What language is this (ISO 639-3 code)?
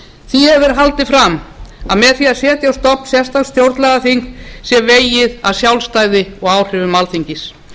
isl